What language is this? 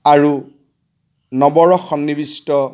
Assamese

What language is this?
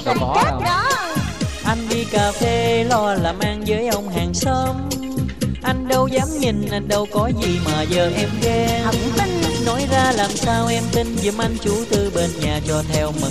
Vietnamese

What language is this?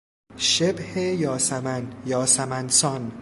Persian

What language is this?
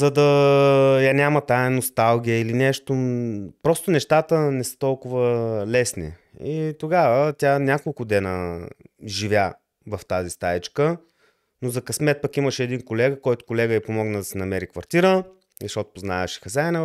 Bulgarian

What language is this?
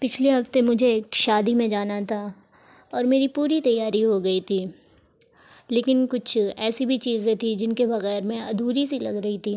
Urdu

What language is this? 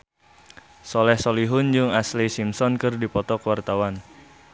Sundanese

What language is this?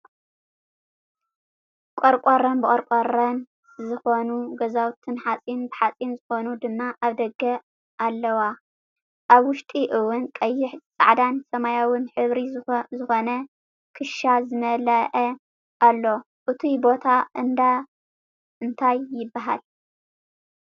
Tigrinya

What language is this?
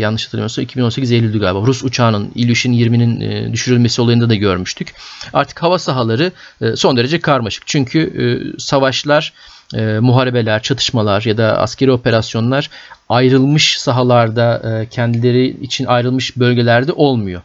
Turkish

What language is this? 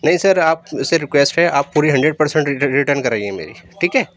Urdu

